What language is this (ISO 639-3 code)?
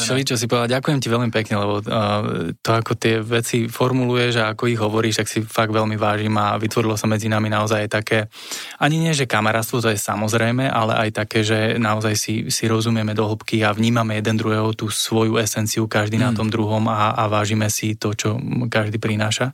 slk